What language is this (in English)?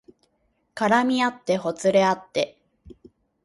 Japanese